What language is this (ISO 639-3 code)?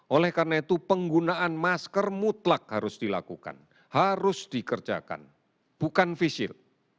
ind